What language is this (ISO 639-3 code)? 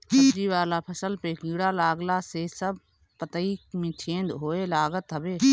bho